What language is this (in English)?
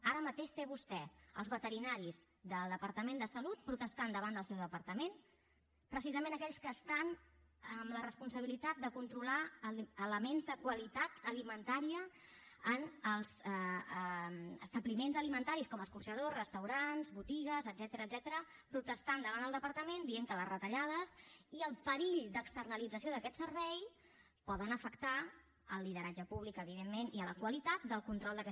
Catalan